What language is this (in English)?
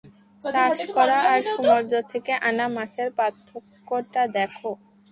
Bangla